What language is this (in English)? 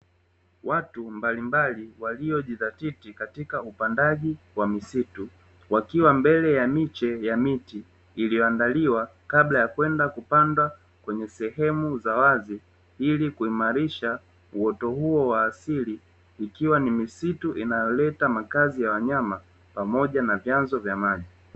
Swahili